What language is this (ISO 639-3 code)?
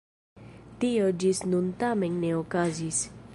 epo